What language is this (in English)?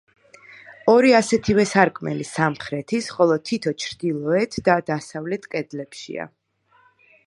Georgian